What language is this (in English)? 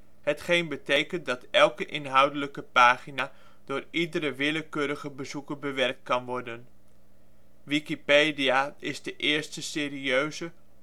Dutch